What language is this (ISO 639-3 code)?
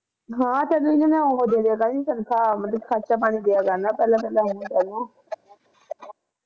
pan